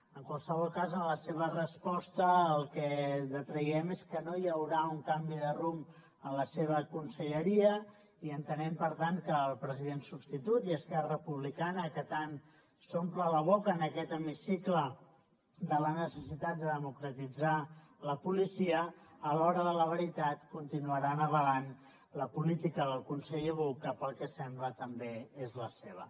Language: Catalan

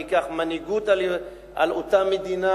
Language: Hebrew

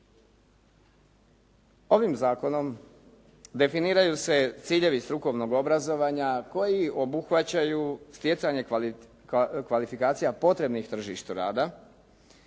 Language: Croatian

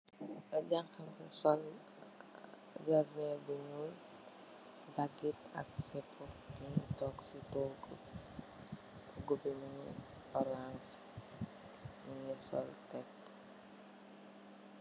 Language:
Wolof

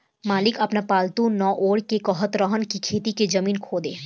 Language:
Bhojpuri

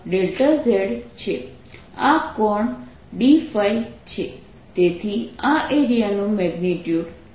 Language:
Gujarati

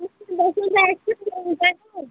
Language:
Konkani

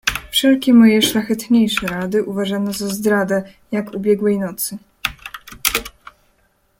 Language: Polish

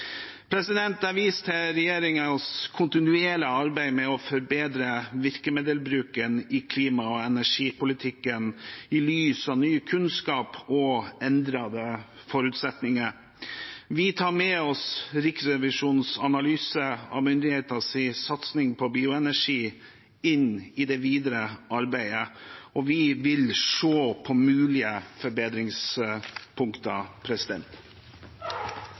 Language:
Norwegian Bokmål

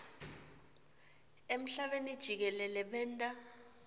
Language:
Swati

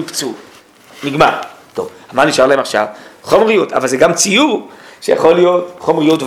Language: Hebrew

